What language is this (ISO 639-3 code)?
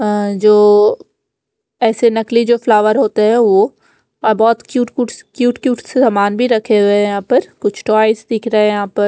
hin